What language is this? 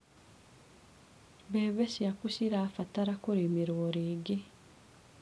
Kikuyu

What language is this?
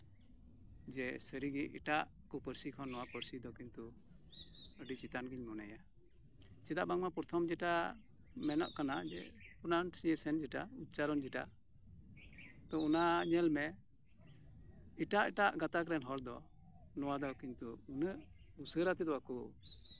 Santali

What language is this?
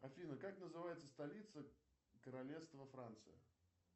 Russian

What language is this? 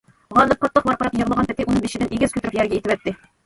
Uyghur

